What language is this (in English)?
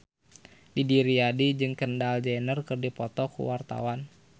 Sundanese